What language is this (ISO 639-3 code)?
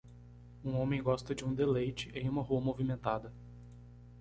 por